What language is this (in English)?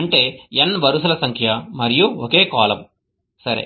Telugu